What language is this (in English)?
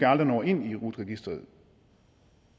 Danish